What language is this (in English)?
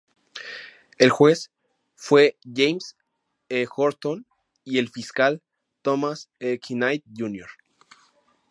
Spanish